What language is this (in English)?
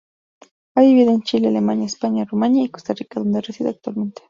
Spanish